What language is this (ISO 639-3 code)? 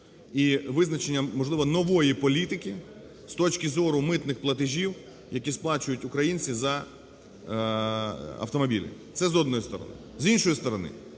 ukr